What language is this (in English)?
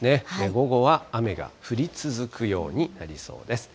Japanese